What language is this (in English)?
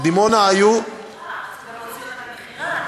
Hebrew